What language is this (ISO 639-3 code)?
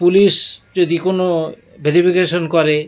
ben